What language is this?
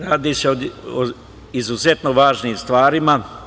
Serbian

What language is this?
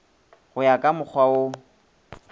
Northern Sotho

